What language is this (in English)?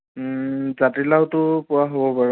Assamese